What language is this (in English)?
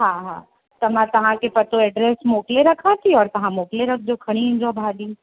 Sindhi